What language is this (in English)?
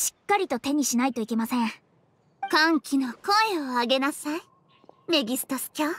Japanese